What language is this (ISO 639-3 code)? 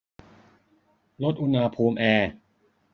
tha